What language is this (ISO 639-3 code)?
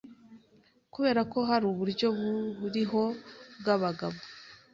kin